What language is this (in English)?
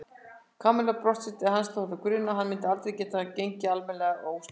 Icelandic